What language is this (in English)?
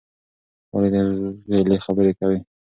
Pashto